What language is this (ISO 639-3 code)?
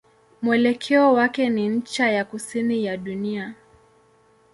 swa